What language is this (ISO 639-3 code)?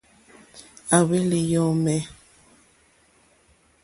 bri